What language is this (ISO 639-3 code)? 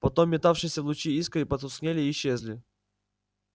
rus